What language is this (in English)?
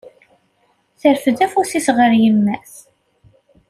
Kabyle